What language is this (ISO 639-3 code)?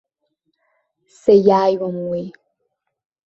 abk